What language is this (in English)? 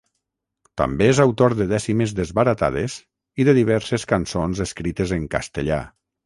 Catalan